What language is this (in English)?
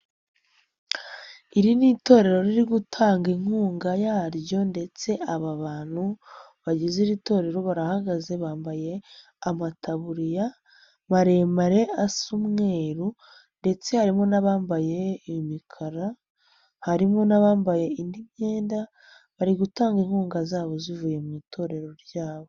Kinyarwanda